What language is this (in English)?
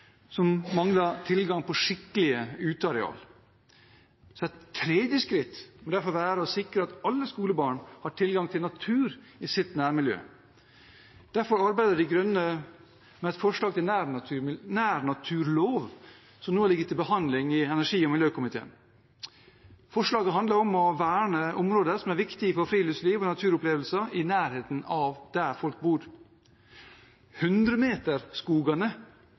Norwegian Bokmål